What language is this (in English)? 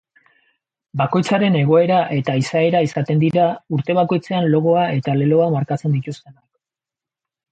Basque